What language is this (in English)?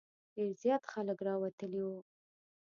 Pashto